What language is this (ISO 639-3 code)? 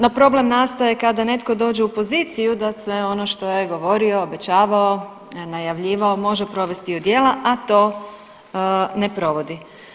hrv